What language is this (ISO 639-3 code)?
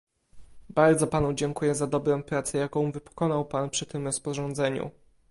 pol